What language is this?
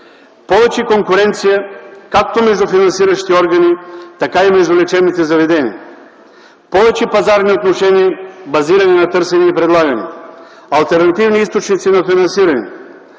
Bulgarian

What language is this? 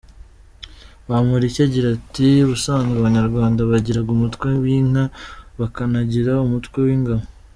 Kinyarwanda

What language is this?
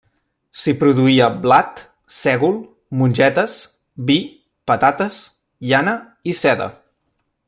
Catalan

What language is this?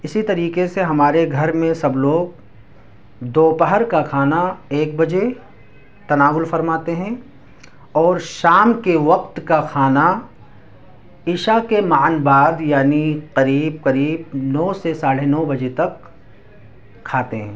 Urdu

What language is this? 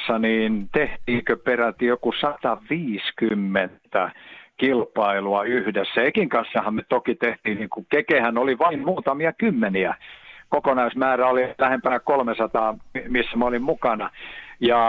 Finnish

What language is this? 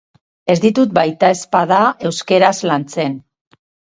Basque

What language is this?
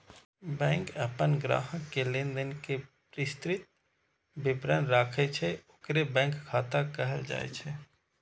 Maithili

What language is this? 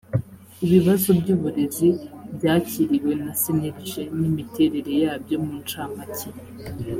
Kinyarwanda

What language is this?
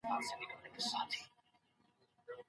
Pashto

